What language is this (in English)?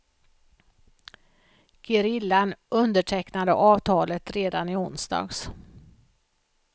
Swedish